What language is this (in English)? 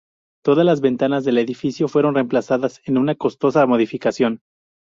Spanish